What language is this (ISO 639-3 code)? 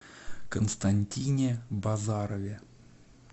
rus